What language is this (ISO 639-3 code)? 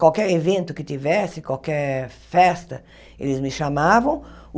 por